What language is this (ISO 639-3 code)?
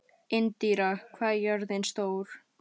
isl